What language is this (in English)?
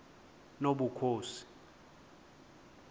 Xhosa